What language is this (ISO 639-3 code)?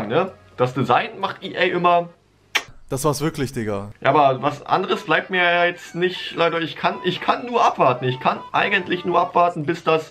deu